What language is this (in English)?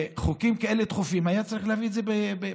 Hebrew